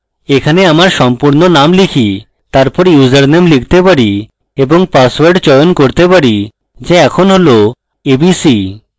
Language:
Bangla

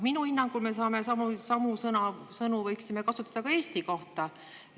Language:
Estonian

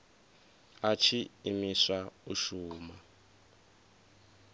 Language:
Venda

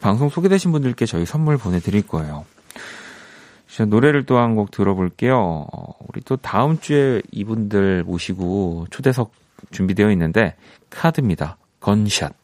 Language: Korean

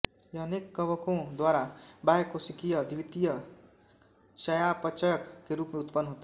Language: Hindi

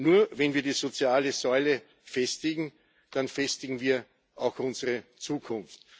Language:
German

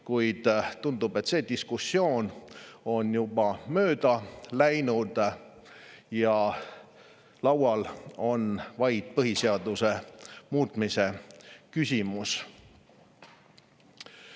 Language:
Estonian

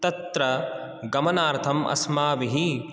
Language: Sanskrit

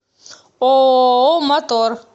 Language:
Russian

